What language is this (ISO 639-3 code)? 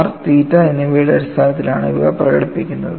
mal